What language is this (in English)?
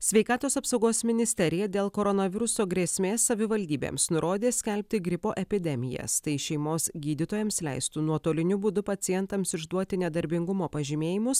Lithuanian